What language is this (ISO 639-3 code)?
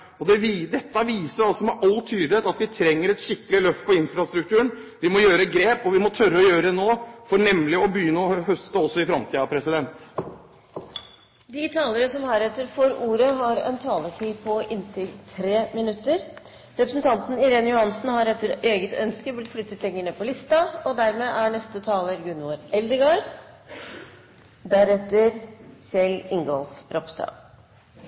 nor